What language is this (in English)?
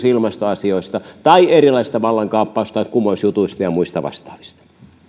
Finnish